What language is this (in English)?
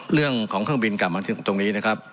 Thai